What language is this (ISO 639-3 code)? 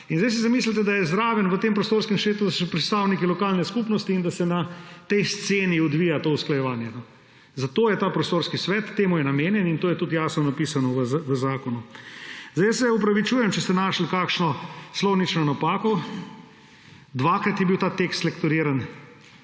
slv